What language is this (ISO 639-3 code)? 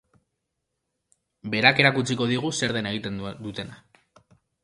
eus